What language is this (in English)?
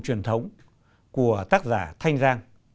Vietnamese